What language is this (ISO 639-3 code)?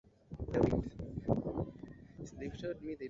swa